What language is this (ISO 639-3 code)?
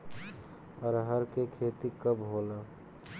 bho